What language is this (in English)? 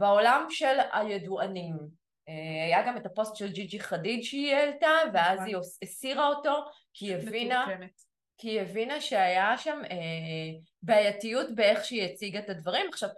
Hebrew